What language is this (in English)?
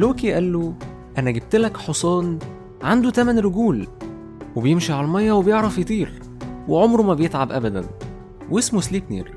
Arabic